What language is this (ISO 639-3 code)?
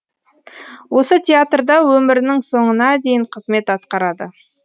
kaz